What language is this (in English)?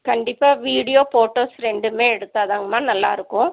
Tamil